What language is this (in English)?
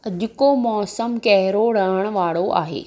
Sindhi